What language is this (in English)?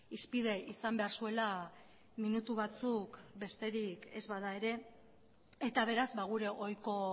Basque